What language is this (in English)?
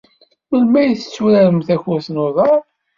Kabyle